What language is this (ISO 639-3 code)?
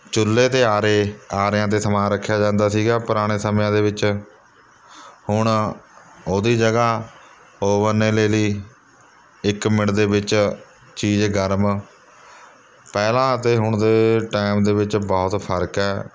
pan